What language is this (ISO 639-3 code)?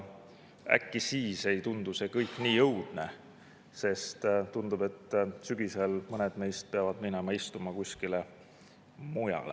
est